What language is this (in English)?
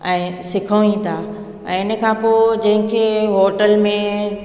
Sindhi